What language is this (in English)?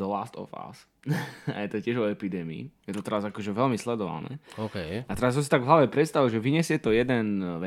Slovak